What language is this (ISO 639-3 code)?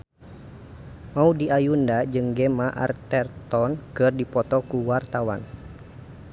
sun